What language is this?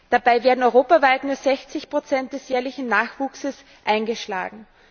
German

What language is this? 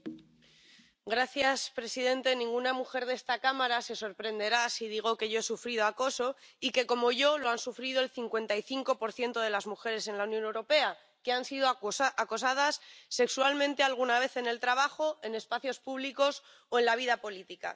Spanish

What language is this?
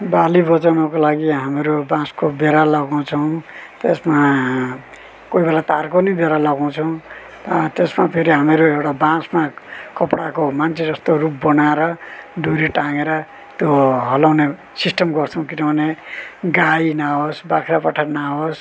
Nepali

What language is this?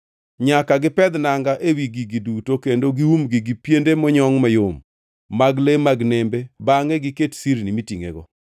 Luo (Kenya and Tanzania)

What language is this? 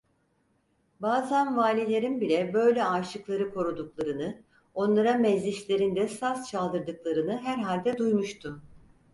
Turkish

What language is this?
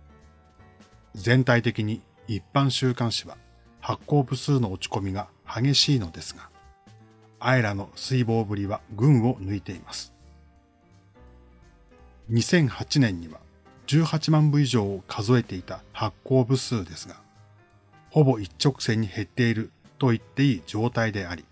Japanese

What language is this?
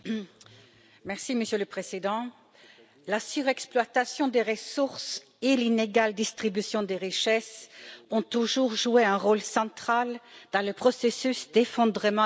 French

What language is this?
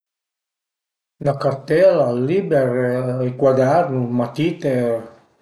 Piedmontese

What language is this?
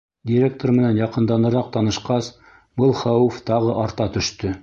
Bashkir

